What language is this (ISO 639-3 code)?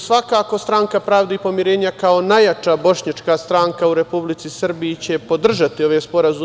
srp